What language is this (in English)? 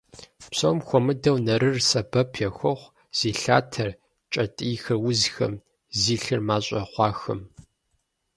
Kabardian